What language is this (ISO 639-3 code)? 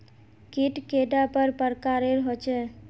mag